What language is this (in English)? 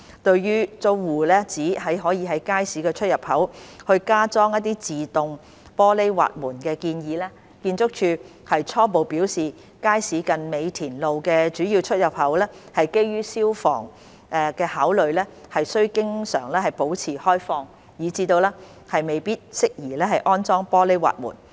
Cantonese